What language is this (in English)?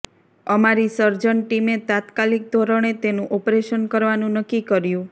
Gujarati